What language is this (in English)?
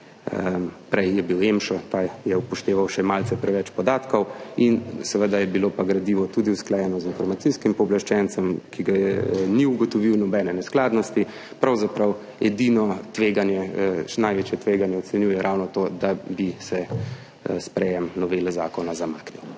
Slovenian